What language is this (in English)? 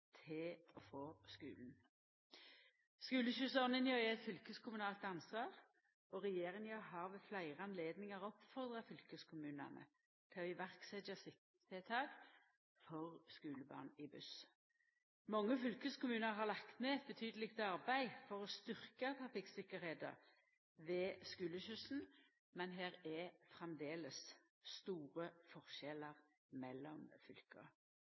Norwegian Nynorsk